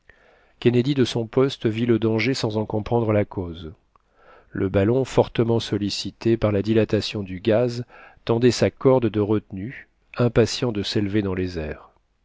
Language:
French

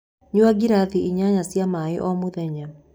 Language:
Kikuyu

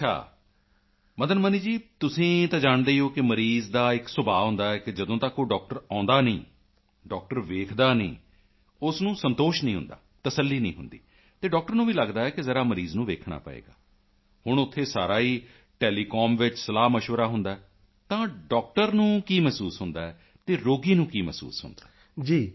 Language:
Punjabi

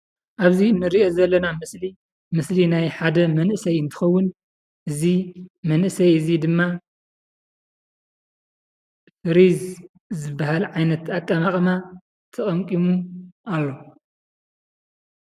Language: Tigrinya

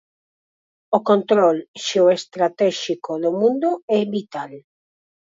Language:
Galician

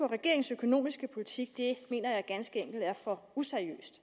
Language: Danish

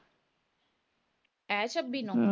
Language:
Punjabi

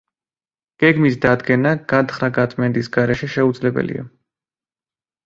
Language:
Georgian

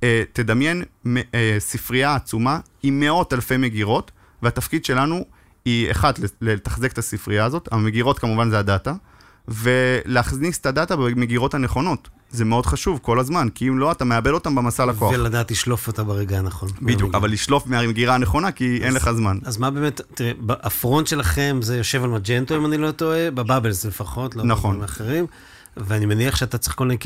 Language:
Hebrew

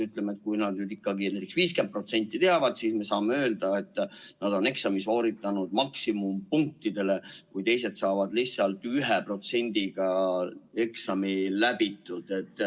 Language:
Estonian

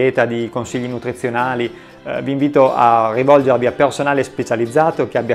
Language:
Italian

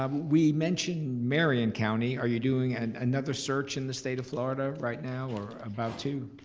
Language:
English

